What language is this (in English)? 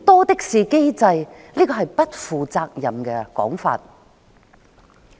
Cantonese